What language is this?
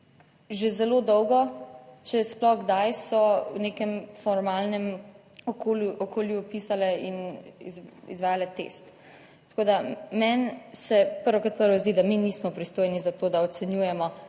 Slovenian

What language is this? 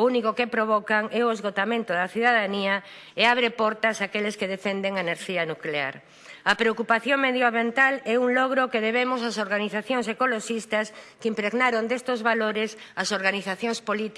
Spanish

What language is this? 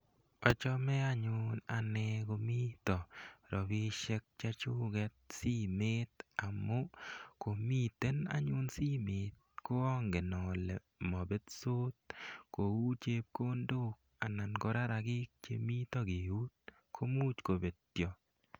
Kalenjin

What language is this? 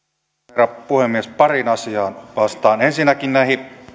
Finnish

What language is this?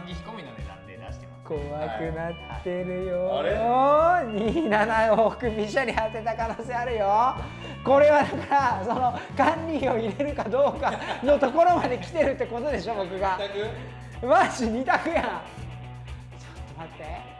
Japanese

